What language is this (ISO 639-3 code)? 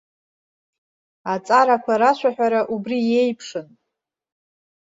abk